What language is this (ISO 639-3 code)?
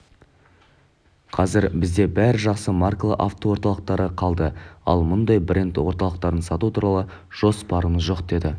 kaz